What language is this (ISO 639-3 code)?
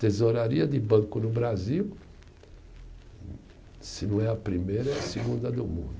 por